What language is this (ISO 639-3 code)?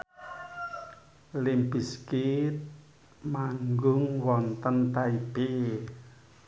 jav